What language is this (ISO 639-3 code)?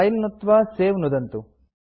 san